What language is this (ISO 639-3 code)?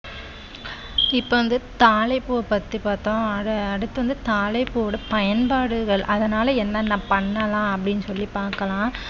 tam